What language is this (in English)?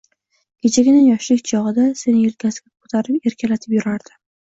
Uzbek